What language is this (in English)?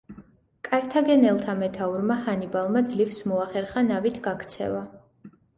Georgian